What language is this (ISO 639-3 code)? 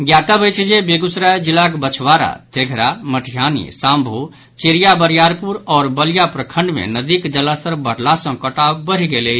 mai